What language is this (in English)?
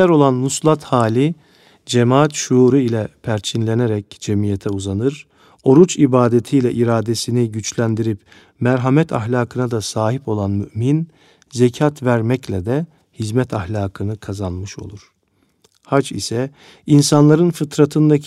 Turkish